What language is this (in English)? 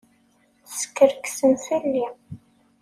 Kabyle